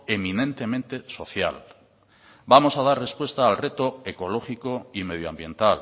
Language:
Spanish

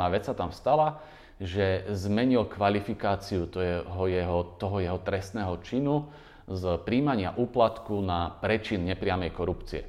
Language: Slovak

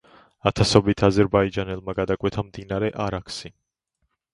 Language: Georgian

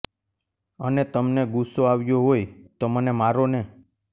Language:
Gujarati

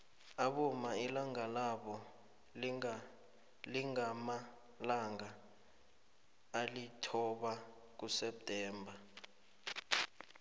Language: South Ndebele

